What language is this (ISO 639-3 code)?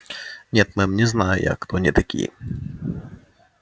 rus